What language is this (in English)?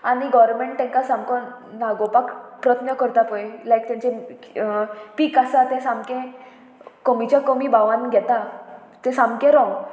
Konkani